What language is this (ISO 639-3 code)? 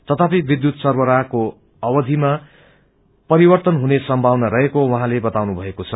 nep